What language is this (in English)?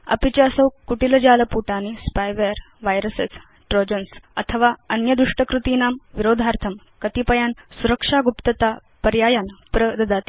Sanskrit